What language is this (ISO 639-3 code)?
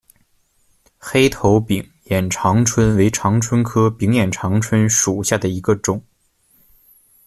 zho